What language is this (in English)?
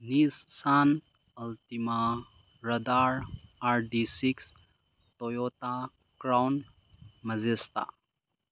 Manipuri